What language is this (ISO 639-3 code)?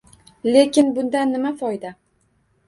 uzb